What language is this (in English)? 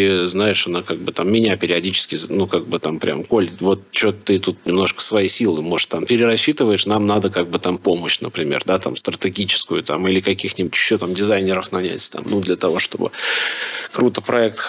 Russian